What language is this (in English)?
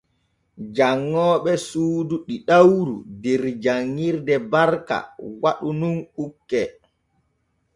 Borgu Fulfulde